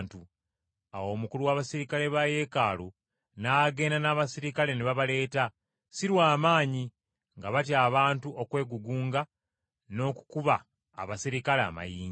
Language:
Ganda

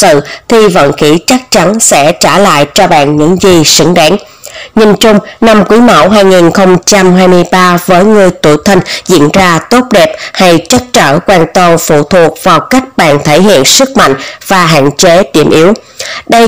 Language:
Vietnamese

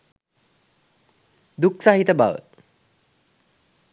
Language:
Sinhala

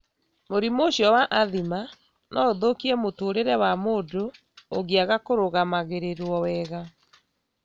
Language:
Kikuyu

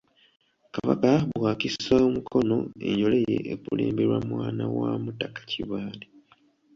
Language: Ganda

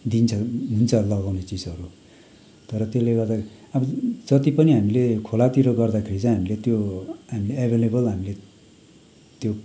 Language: Nepali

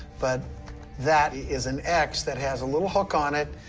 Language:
English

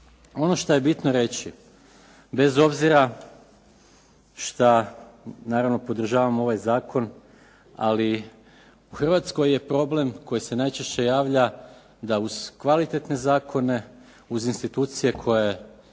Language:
Croatian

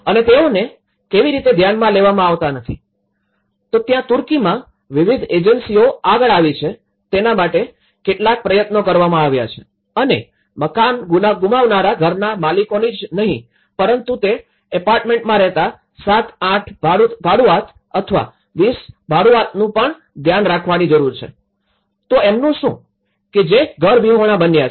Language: Gujarati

